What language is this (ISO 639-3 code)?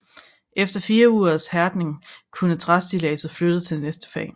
dan